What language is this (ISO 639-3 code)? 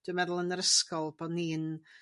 cym